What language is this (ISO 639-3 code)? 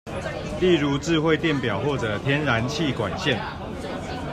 zho